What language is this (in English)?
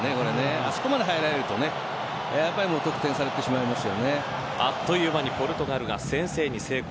Japanese